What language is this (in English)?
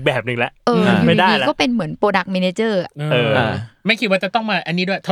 Thai